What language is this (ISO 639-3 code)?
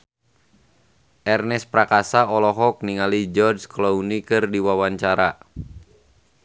sun